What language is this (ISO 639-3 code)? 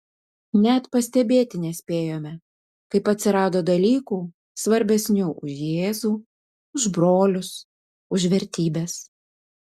lit